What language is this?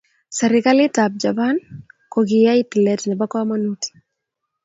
Kalenjin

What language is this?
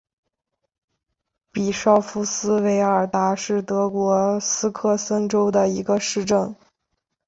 Chinese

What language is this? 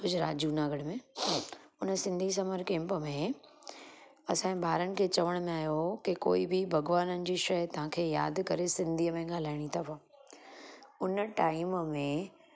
Sindhi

